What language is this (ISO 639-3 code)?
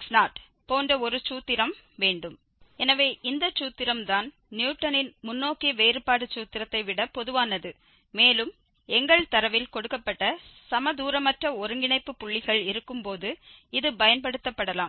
tam